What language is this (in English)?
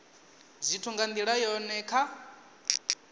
Venda